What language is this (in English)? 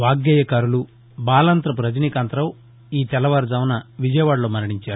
Telugu